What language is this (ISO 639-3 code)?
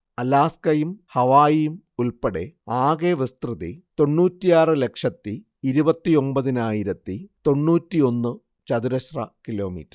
mal